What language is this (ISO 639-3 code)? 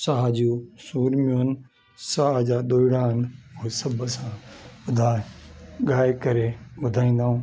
snd